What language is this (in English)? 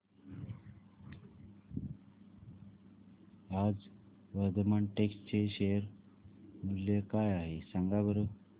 Marathi